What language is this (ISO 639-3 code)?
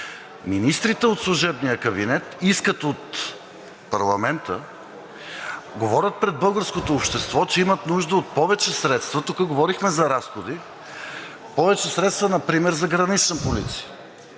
bul